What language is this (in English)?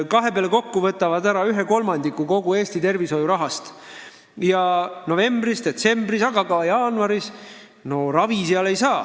Estonian